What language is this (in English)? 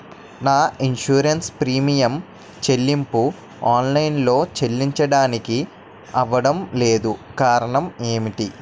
Telugu